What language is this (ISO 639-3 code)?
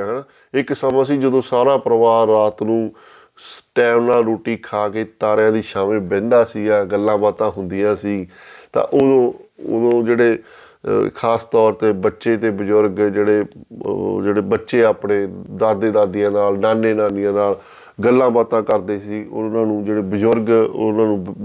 pan